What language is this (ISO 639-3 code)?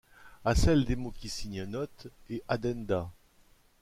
fra